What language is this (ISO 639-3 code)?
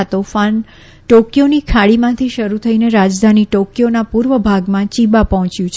guj